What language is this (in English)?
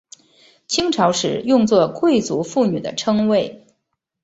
Chinese